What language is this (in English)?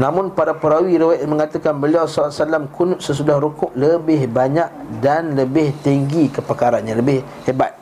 Malay